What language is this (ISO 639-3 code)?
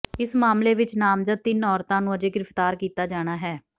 pan